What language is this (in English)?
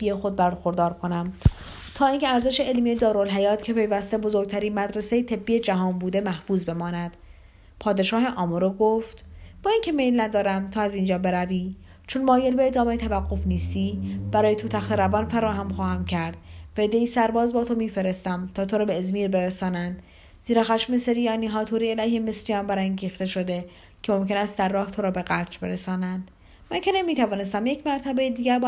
Persian